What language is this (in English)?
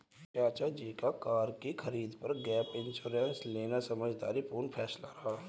Hindi